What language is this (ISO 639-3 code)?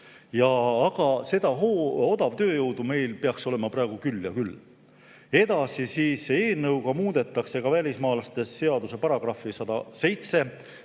est